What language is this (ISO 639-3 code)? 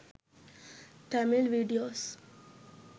sin